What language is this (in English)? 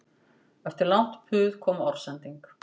Icelandic